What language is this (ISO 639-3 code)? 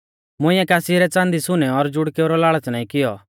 bfz